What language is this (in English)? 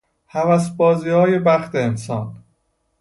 Persian